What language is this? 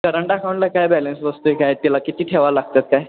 Marathi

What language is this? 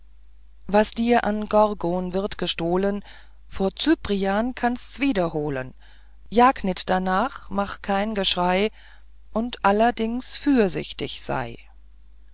German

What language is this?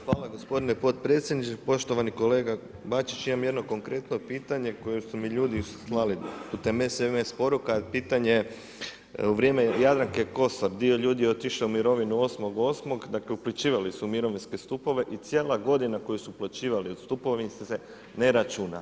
Croatian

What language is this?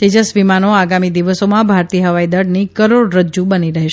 Gujarati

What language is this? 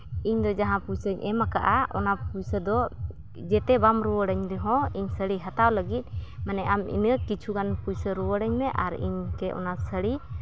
Santali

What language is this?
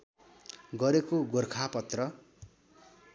Nepali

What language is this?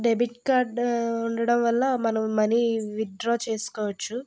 Telugu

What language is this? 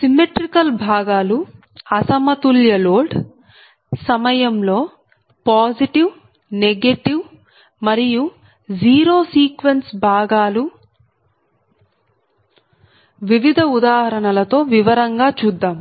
Telugu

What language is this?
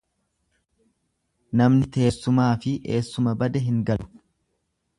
Oromo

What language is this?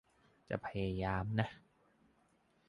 Thai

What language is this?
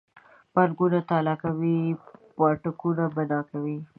Pashto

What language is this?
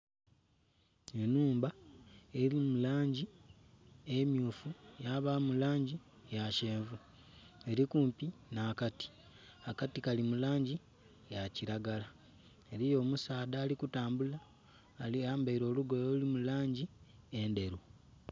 Soga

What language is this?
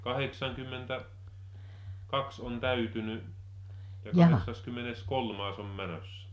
Finnish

